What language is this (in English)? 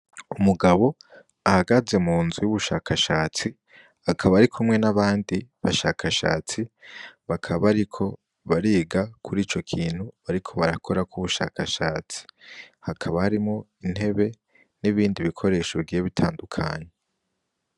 Rundi